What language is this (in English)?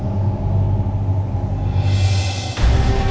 Indonesian